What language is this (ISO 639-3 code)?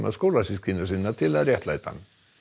isl